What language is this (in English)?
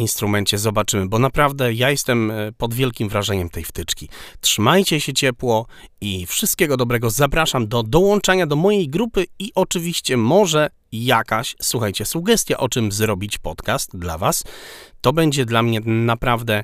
Polish